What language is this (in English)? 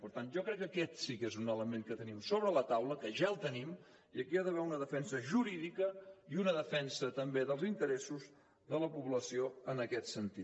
Catalan